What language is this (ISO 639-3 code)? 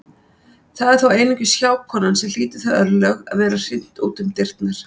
isl